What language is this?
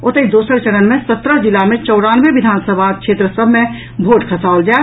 Maithili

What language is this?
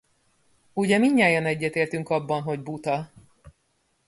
Hungarian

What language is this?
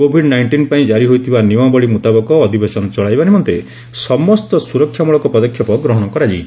Odia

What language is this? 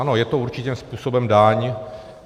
Czech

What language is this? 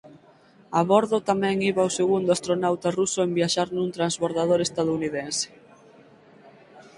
Galician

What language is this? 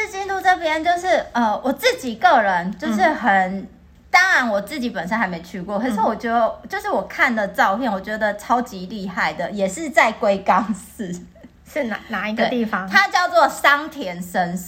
Chinese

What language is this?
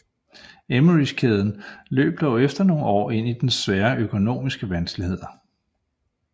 Danish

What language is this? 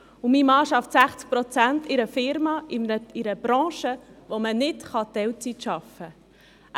Swiss German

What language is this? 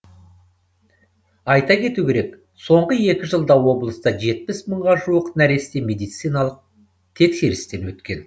Kazakh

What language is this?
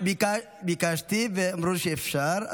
Hebrew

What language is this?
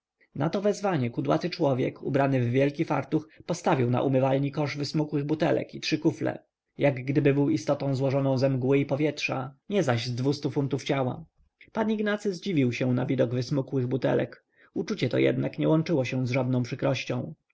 Polish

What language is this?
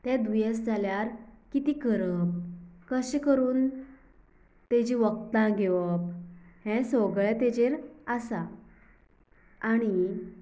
Konkani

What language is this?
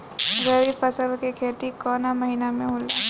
Bhojpuri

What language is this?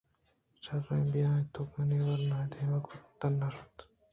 Eastern Balochi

